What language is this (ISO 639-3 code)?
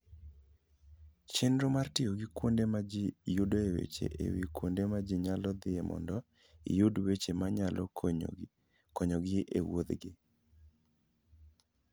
luo